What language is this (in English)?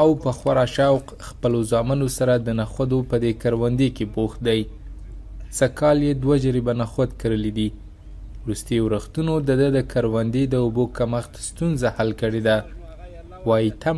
Persian